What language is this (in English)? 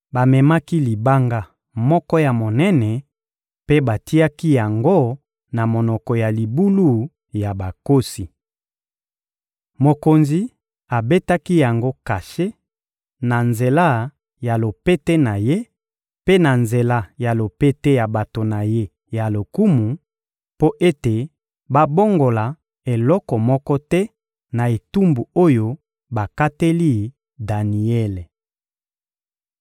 Lingala